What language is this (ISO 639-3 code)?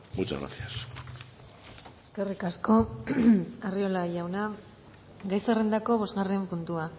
eus